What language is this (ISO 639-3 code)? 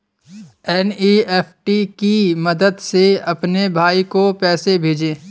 hin